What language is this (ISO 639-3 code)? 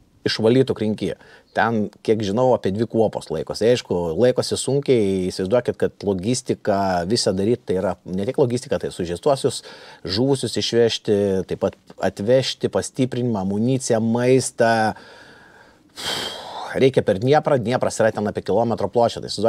lit